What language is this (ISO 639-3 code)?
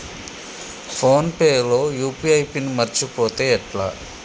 tel